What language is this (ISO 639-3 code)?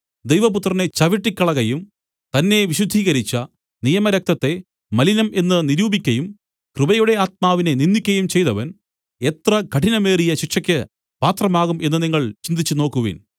mal